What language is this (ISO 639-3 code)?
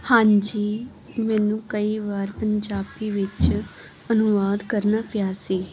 pan